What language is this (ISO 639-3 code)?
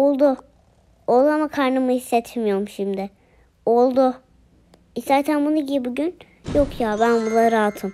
tur